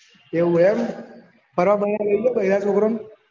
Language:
Gujarati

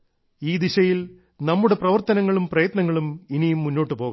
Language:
Malayalam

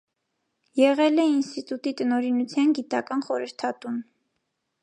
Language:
Armenian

